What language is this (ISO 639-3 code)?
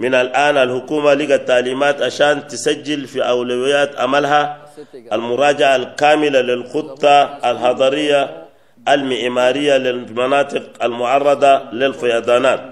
ara